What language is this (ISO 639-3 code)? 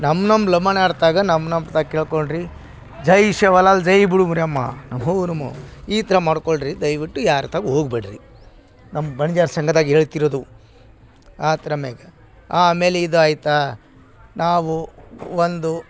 kan